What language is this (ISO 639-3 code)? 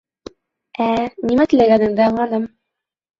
bak